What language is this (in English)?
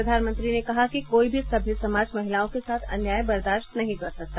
Hindi